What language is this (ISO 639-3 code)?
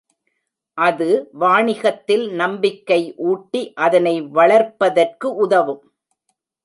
tam